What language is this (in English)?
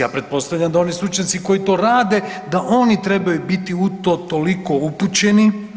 Croatian